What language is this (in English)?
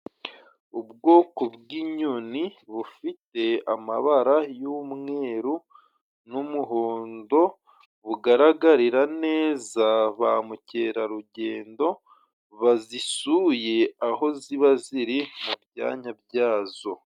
Kinyarwanda